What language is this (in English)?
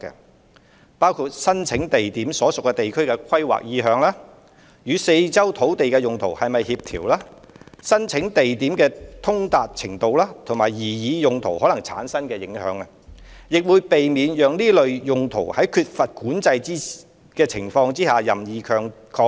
Cantonese